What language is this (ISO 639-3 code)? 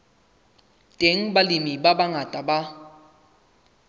sot